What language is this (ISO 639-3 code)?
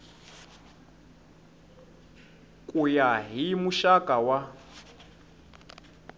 tso